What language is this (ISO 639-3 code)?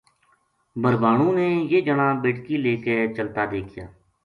gju